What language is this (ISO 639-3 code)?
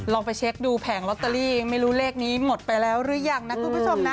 tha